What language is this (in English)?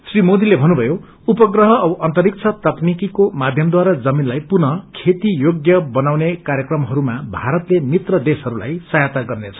Nepali